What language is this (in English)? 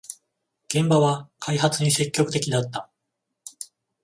Japanese